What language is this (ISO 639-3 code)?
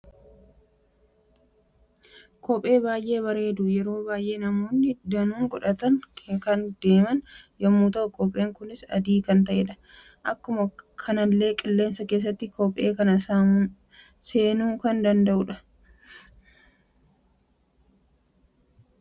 orm